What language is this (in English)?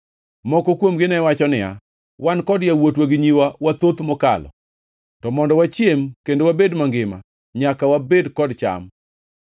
Luo (Kenya and Tanzania)